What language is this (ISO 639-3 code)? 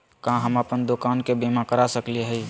mag